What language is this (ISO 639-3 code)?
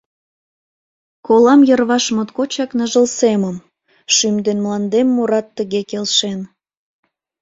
chm